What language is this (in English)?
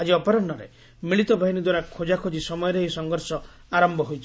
Odia